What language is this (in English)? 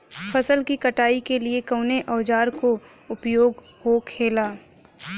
Bhojpuri